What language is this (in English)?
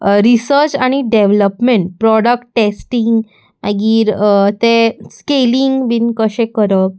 Konkani